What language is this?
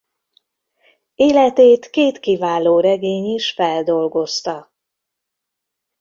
Hungarian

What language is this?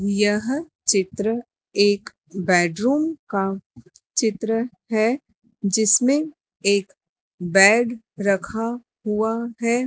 Hindi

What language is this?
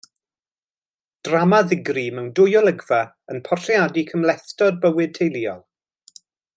Welsh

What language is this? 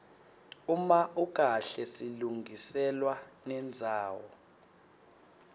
Swati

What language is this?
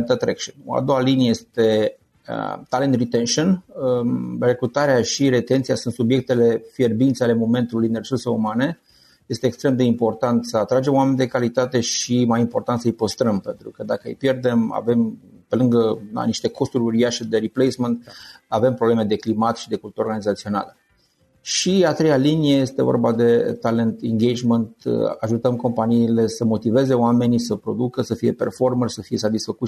Romanian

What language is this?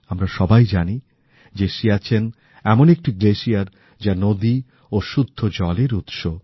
Bangla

